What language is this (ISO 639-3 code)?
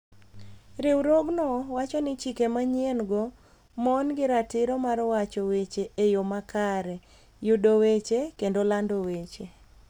luo